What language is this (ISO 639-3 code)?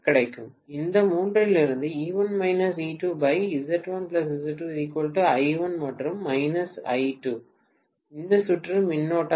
tam